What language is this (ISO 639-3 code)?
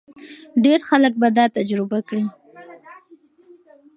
pus